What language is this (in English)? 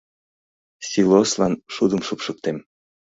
Mari